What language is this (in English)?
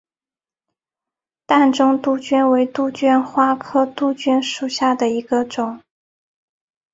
Chinese